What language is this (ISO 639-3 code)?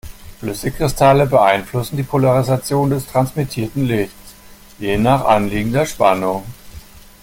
deu